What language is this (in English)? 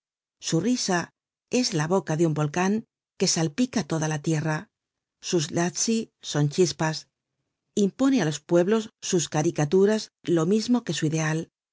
Spanish